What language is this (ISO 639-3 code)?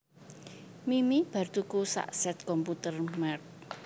jav